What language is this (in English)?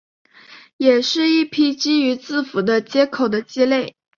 Chinese